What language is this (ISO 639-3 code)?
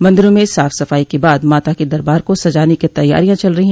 hin